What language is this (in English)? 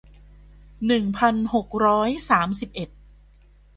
Thai